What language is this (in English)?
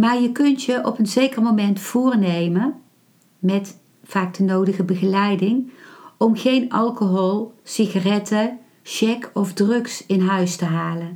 Dutch